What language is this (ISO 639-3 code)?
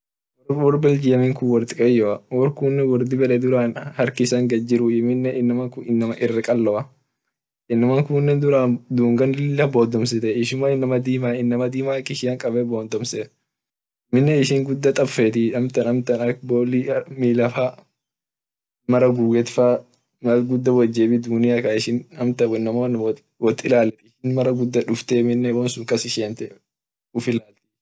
orc